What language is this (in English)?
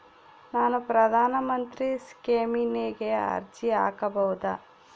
Kannada